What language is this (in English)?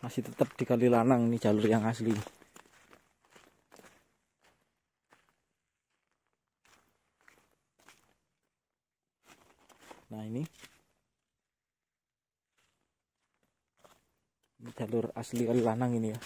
Indonesian